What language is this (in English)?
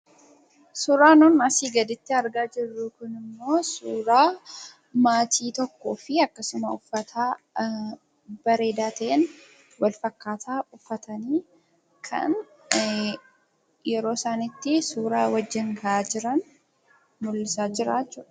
Oromo